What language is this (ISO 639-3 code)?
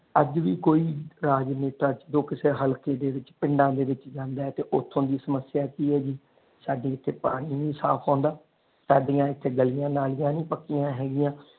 pan